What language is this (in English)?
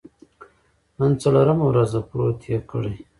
Pashto